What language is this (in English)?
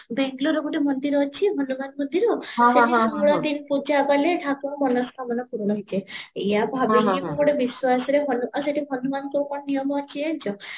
Odia